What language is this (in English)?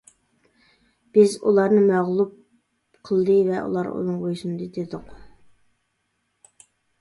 Uyghur